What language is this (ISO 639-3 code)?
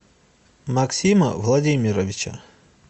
rus